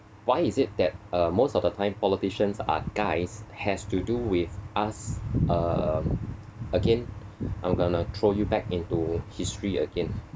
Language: English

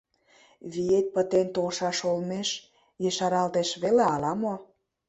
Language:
Mari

